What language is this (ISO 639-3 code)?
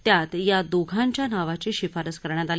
mar